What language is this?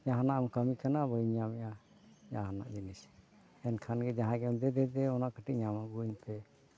Santali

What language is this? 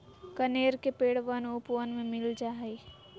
Magahi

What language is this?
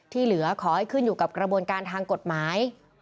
Thai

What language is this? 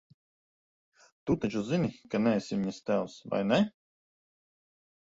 Latvian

